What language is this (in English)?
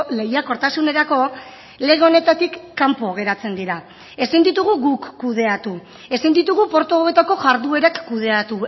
Basque